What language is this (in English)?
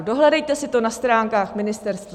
Czech